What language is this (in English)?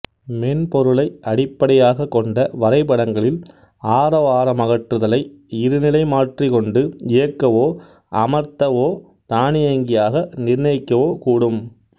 Tamil